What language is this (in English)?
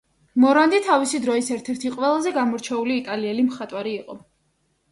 Georgian